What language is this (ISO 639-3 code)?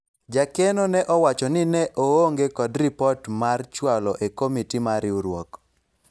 luo